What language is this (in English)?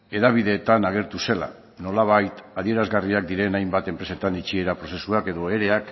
Basque